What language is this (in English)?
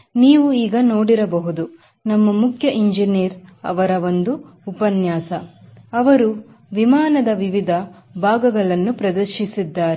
Kannada